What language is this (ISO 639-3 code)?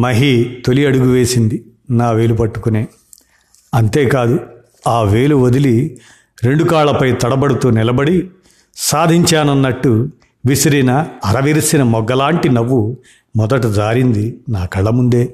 tel